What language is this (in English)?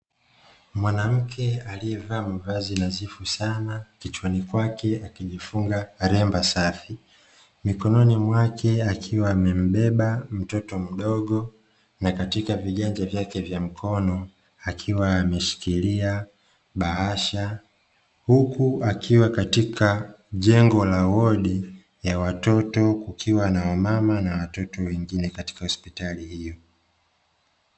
Swahili